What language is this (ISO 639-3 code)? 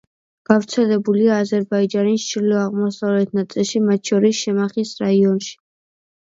kat